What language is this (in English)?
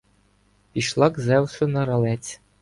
Ukrainian